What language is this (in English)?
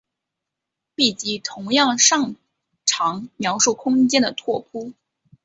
Chinese